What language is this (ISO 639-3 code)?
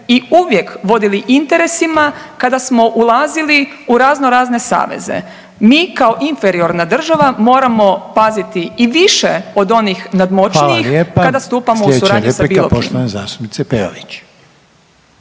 hrv